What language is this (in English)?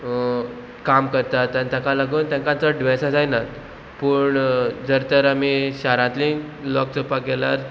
Konkani